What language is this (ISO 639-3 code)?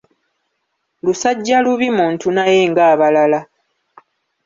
lug